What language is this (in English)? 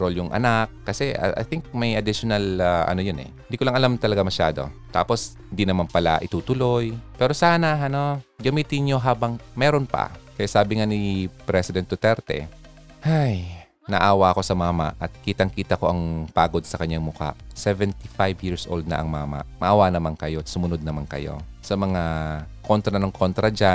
Filipino